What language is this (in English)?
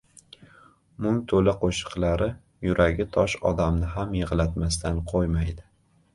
Uzbek